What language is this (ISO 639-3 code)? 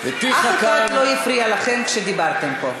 heb